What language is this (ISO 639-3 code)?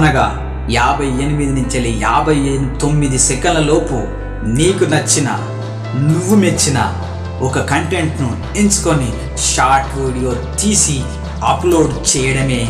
tel